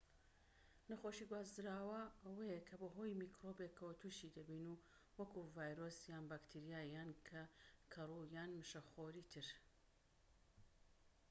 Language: Central Kurdish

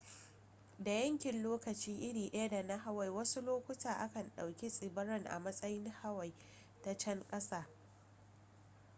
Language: Hausa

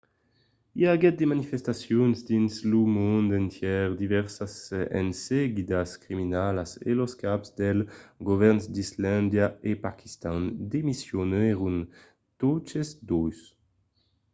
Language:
Occitan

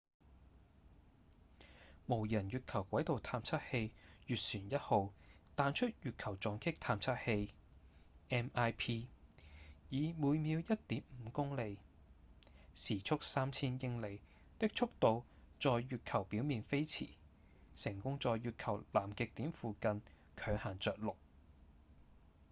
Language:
Cantonese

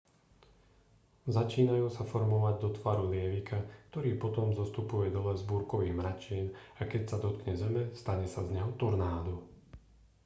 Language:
Slovak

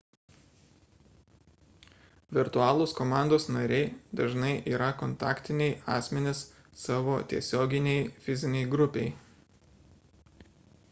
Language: Lithuanian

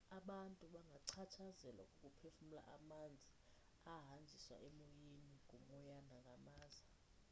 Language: Xhosa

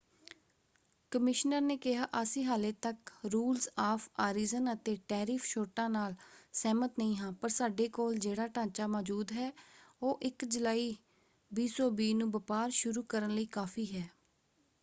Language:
Punjabi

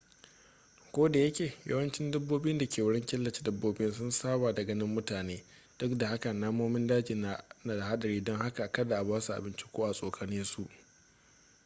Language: Hausa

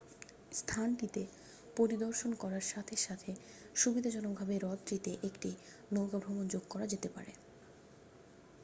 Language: Bangla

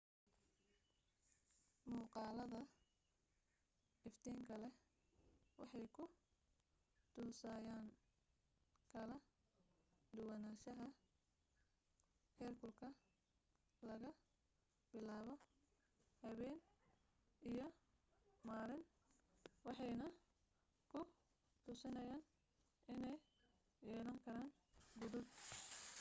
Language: Somali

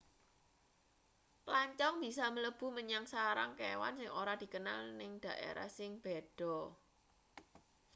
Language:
Javanese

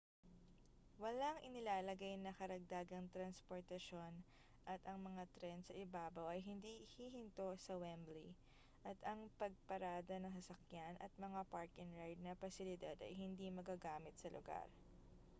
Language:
Filipino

